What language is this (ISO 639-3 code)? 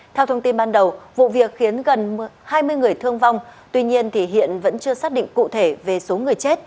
vie